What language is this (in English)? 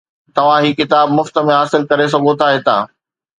Sindhi